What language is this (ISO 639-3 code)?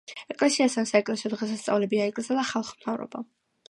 kat